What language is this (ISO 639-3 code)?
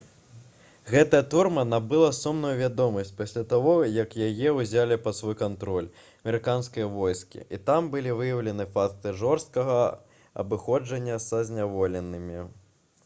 bel